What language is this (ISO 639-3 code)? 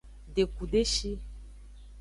ajg